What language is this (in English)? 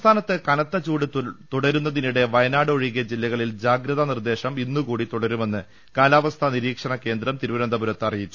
Malayalam